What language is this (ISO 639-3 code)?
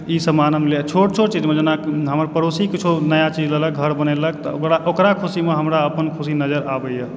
mai